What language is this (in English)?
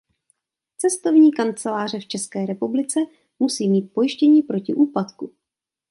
Czech